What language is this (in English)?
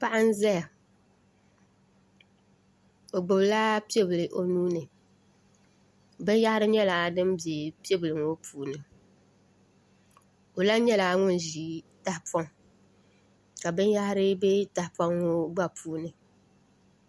Dagbani